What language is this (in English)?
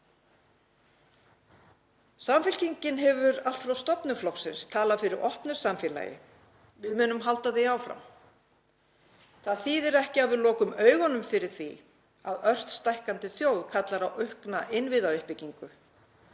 Icelandic